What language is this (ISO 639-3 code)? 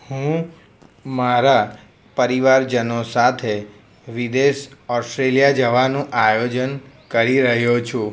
guj